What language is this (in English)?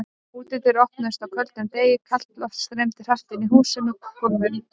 Icelandic